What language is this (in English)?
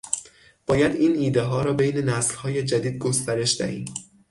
Persian